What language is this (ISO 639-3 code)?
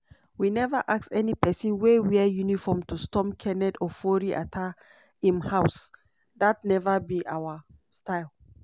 pcm